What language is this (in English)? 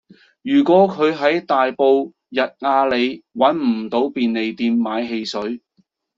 Cantonese